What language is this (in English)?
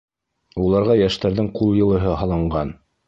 Bashkir